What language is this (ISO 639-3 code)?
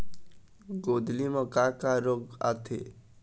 hne